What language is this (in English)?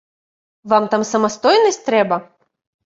Belarusian